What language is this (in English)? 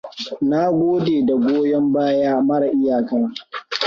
Hausa